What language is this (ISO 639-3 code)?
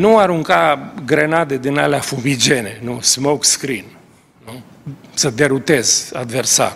ron